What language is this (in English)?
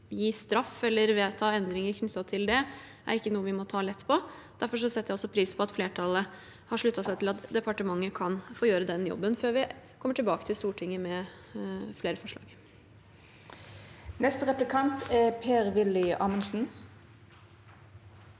Norwegian